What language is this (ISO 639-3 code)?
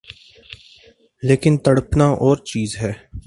urd